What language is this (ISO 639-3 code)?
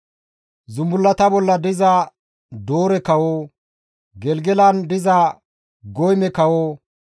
gmv